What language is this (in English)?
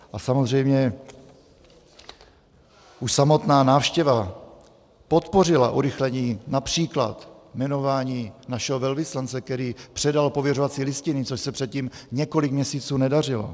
Czech